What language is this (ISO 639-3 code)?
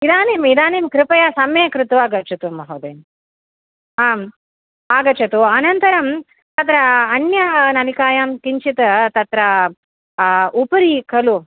san